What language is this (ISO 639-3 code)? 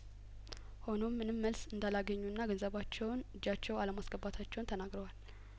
amh